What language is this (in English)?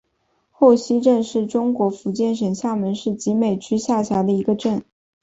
Chinese